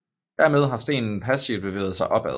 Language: Danish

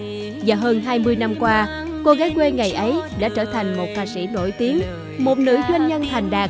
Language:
Vietnamese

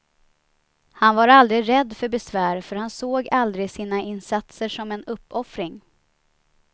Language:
Swedish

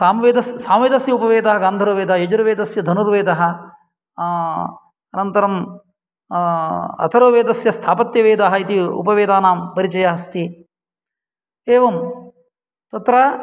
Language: Sanskrit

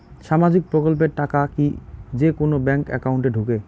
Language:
Bangla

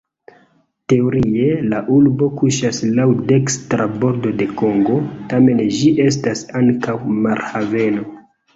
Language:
Esperanto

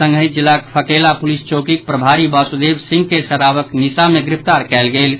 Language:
Maithili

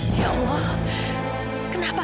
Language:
Indonesian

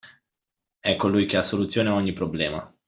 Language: Italian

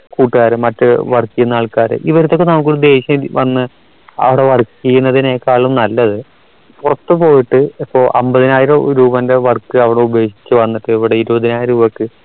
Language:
Malayalam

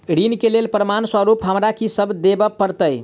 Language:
Maithili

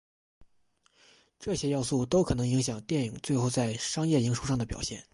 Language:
Chinese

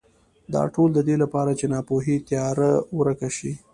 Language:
Pashto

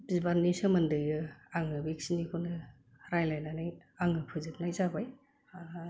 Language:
Bodo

